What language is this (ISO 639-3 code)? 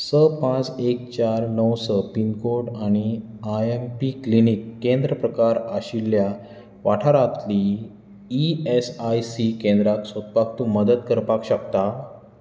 kok